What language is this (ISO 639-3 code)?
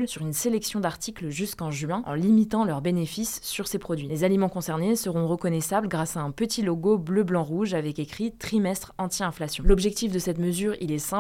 fra